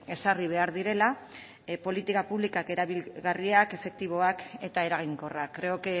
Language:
Basque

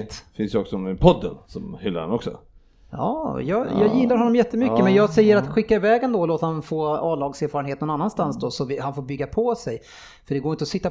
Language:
Swedish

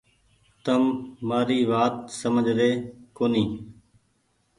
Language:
Goaria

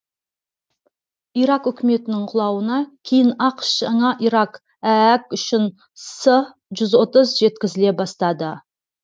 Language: Kazakh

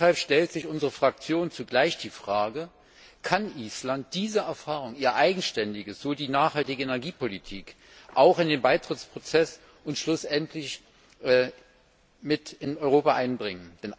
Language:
German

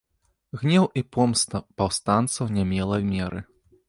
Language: Belarusian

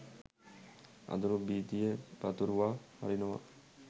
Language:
Sinhala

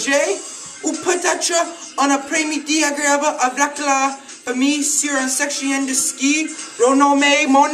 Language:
Dutch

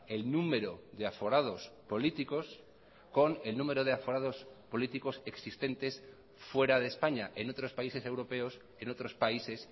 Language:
Spanish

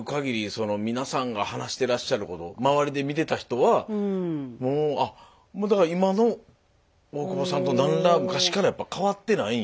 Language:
Japanese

